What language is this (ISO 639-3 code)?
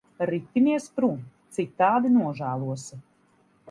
lav